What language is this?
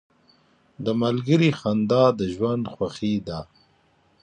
Pashto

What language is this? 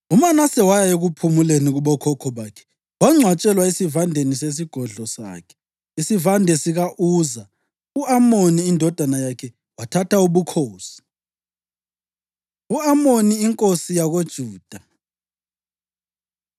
North Ndebele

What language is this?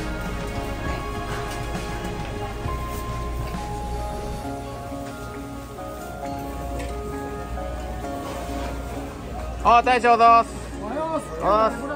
Japanese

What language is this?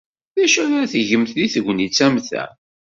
Kabyle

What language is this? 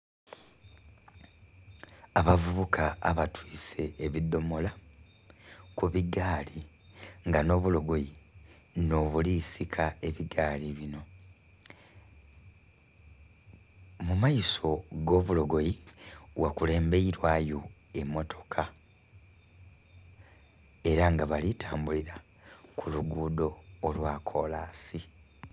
Soga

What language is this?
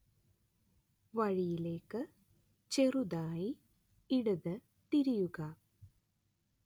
Malayalam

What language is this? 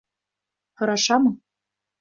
Bashkir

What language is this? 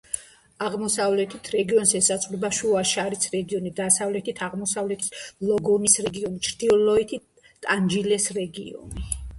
Georgian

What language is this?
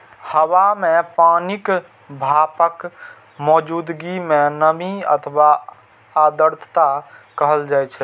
Maithili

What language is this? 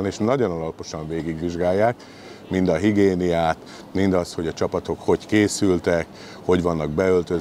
Hungarian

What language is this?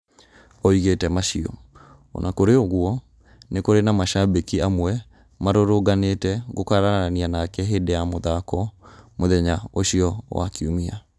Kikuyu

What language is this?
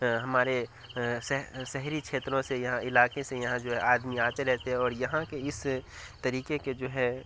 Urdu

